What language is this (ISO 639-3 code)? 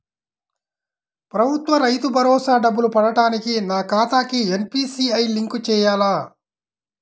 tel